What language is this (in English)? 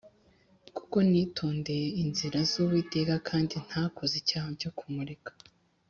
Kinyarwanda